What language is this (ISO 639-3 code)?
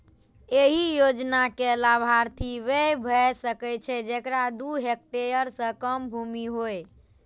mai